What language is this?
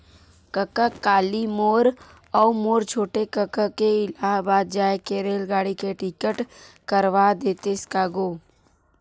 Chhattisgarhi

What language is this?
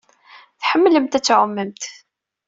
Kabyle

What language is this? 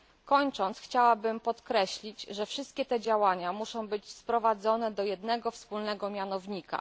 Polish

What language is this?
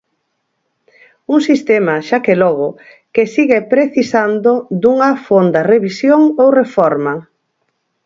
Galician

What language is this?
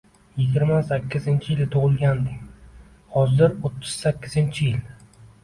Uzbek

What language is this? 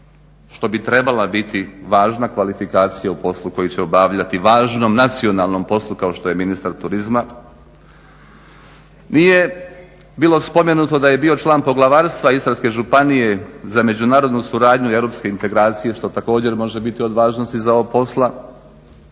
Croatian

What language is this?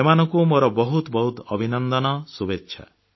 Odia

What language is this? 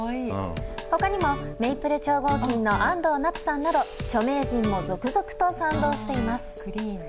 Japanese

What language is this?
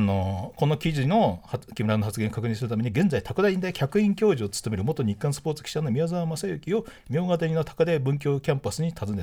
Japanese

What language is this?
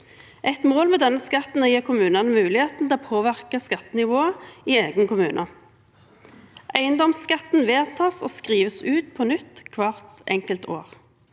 Norwegian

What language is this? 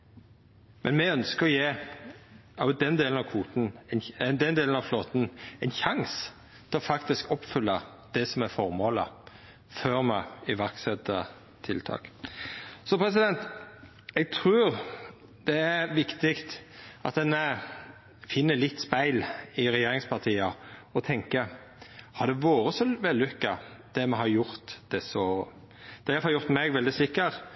Norwegian Nynorsk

